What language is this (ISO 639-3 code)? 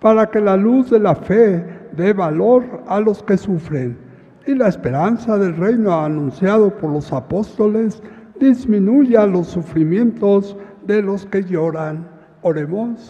spa